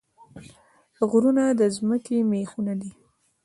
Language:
Pashto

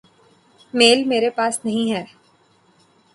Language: Urdu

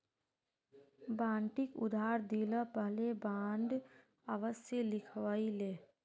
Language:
Magahi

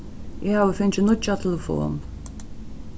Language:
Faroese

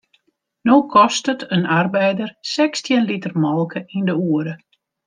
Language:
Western Frisian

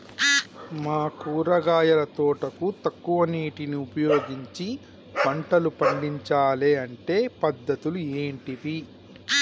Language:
Telugu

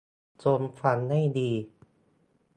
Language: Thai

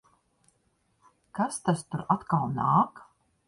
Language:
Latvian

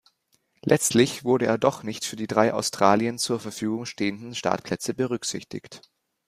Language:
German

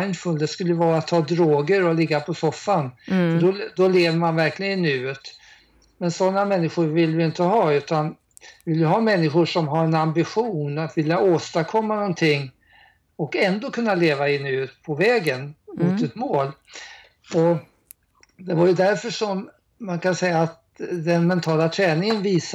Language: Swedish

